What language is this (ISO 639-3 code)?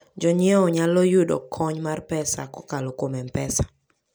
luo